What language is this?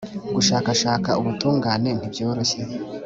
Kinyarwanda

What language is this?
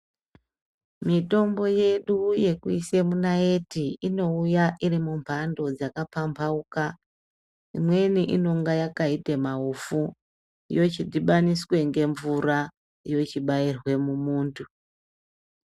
Ndau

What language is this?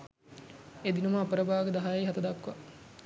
Sinhala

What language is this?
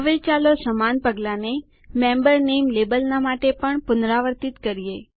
Gujarati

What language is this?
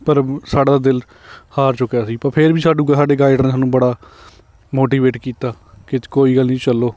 Punjabi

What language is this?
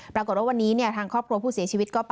Thai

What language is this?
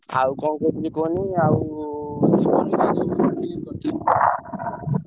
Odia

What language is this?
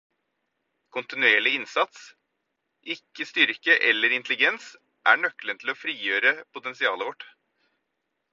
Norwegian Bokmål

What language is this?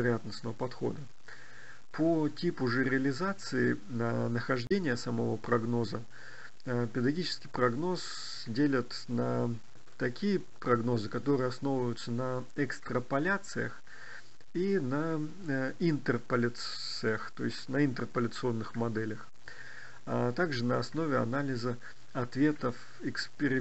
Russian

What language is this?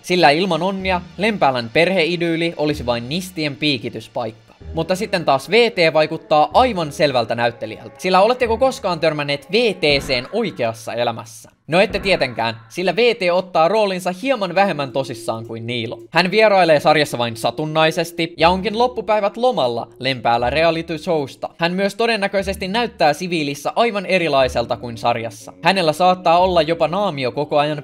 Finnish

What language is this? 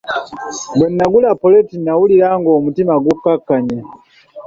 Ganda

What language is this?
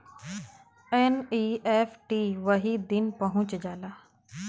Bhojpuri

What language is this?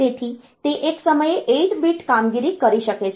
Gujarati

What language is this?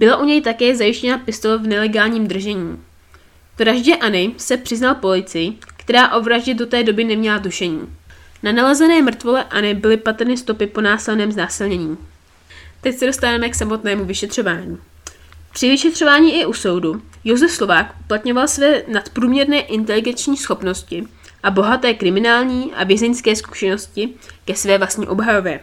Czech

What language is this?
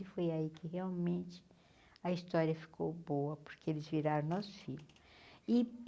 Portuguese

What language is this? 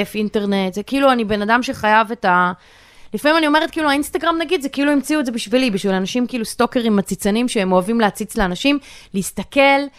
Hebrew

